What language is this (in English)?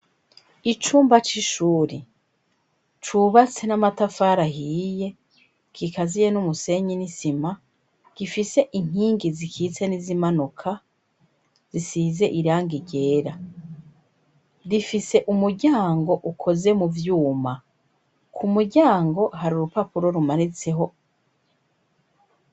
Rundi